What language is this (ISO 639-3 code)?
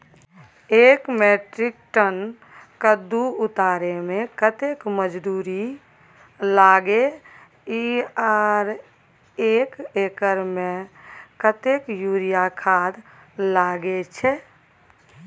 mai